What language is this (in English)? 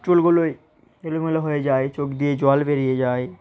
Bangla